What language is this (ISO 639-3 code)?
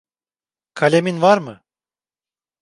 tur